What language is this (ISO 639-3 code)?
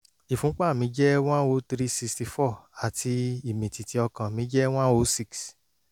yor